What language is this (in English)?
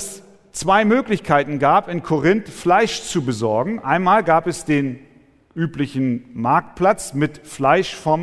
German